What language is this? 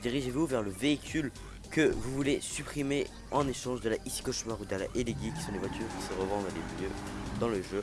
French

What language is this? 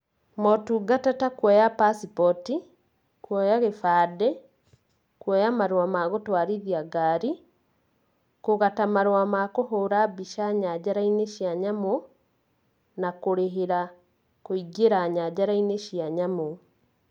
Kikuyu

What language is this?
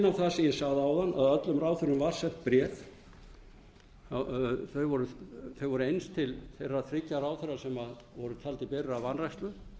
Icelandic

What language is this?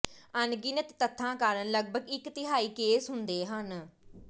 Punjabi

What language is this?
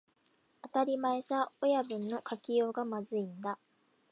Japanese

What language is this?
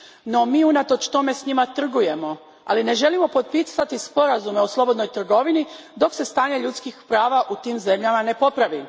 Croatian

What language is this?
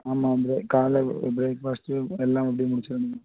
Tamil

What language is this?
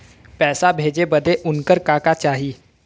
Bhojpuri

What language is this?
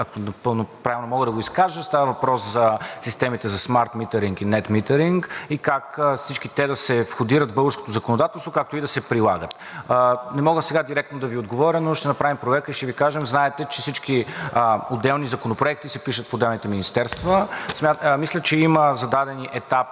Bulgarian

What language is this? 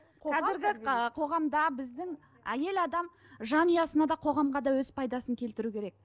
Kazakh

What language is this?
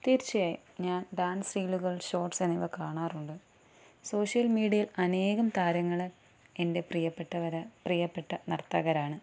Malayalam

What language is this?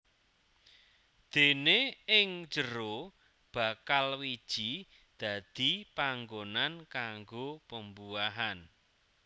Javanese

